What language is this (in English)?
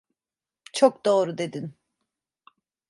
Turkish